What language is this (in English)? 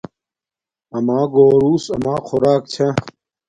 Domaaki